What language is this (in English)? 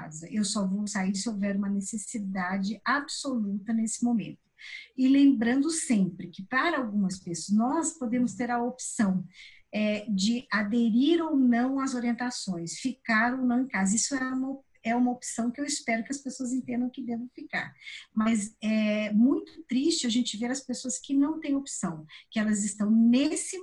Portuguese